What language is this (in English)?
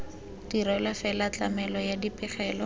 Tswana